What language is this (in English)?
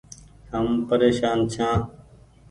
Goaria